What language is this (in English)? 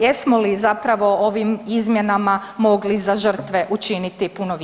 Croatian